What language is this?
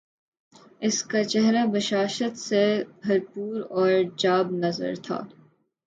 Urdu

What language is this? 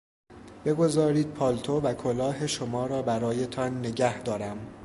Persian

